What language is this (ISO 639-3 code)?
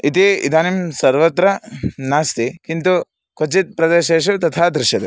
san